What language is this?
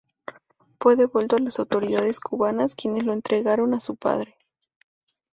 Spanish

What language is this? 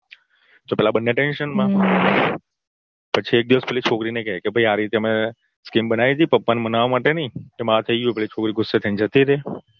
Gujarati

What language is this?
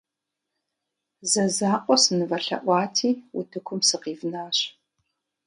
Kabardian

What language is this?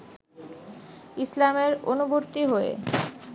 Bangla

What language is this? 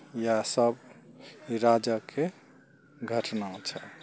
Maithili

